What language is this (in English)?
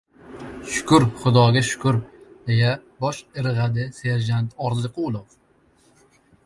Uzbek